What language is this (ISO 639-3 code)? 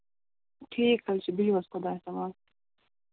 kas